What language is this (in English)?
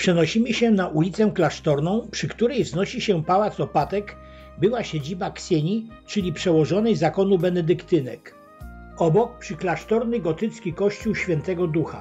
Polish